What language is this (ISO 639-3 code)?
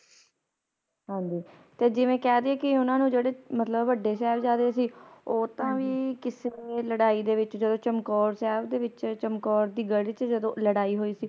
pan